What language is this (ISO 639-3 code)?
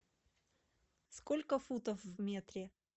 rus